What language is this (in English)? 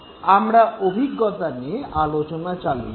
Bangla